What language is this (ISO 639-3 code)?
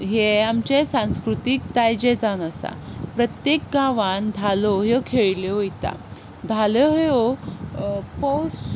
kok